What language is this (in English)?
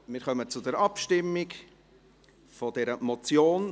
Swiss German